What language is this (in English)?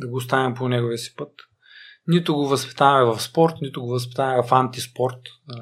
Bulgarian